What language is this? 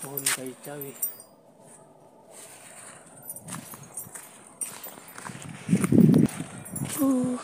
Indonesian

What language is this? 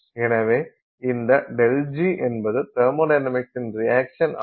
Tamil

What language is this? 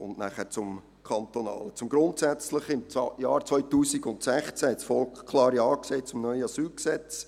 Swiss German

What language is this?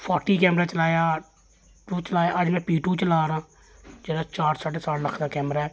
Dogri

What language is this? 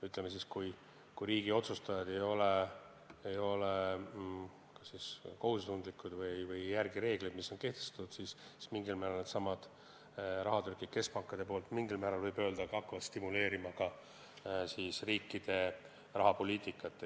Estonian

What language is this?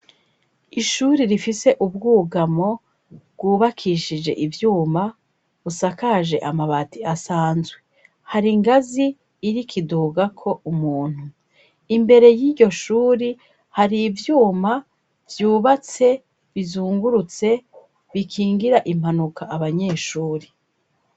Rundi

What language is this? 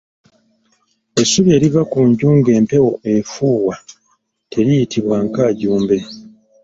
Ganda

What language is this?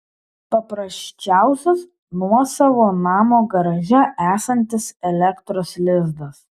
Lithuanian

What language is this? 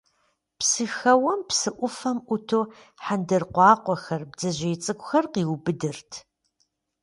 Kabardian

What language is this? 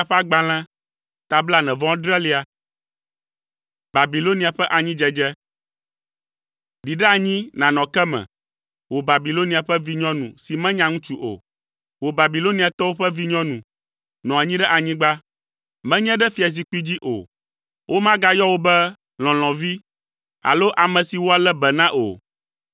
Ewe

